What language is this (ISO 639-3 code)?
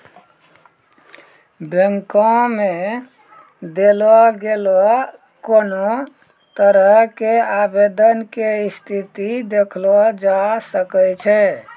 mai